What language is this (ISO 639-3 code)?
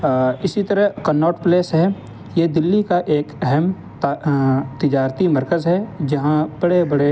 urd